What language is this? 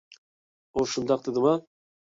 Uyghur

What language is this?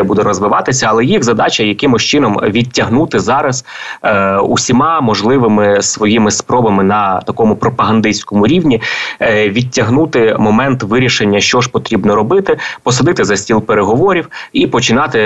Ukrainian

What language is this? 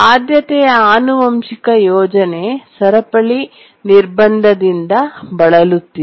Kannada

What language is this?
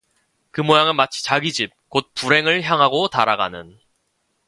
Korean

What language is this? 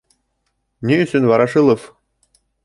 Bashkir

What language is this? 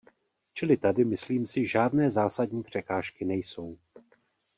Czech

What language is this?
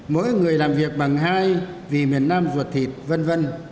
Vietnamese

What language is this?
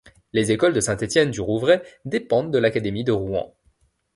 French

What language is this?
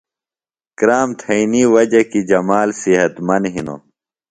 Phalura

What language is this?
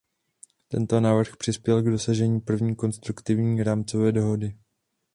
Czech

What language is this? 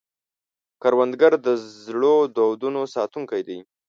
Pashto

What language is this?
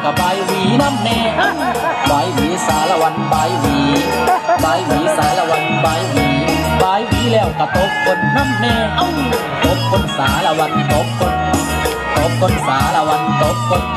Thai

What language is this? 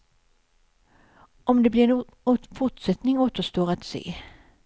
Swedish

